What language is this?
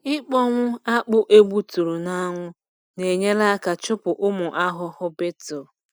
Igbo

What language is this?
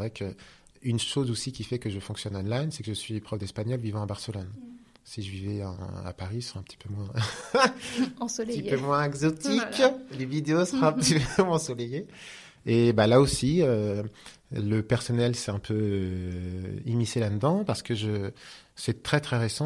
French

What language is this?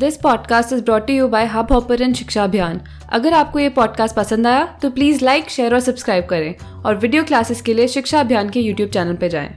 Hindi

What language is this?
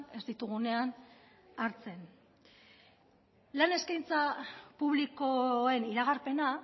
Basque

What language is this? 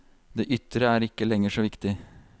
Norwegian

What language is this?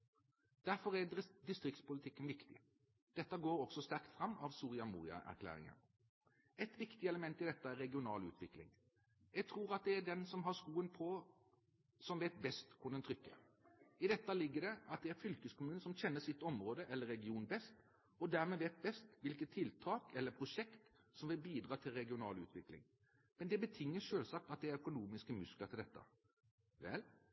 Norwegian Bokmål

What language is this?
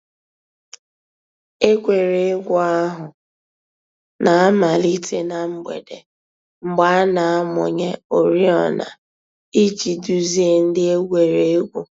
Igbo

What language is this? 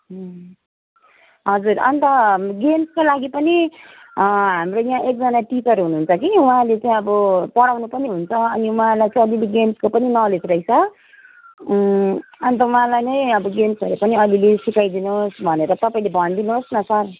Nepali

